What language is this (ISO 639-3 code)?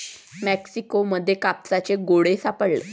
mar